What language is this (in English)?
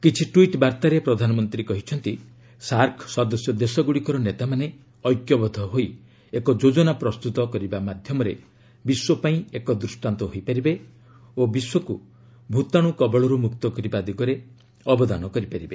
Odia